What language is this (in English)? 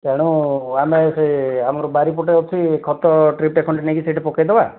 Odia